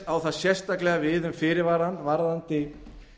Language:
Icelandic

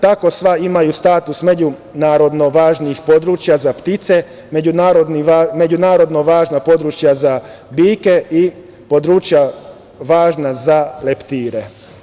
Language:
Serbian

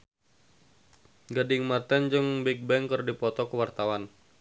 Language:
Sundanese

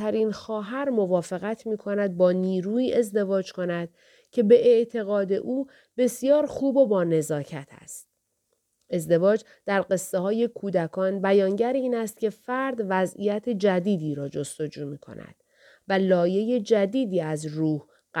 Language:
Persian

